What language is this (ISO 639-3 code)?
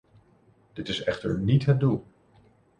nld